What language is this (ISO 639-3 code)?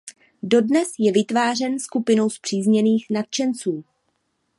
ces